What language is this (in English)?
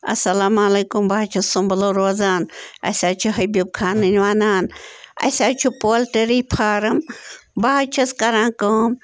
Kashmiri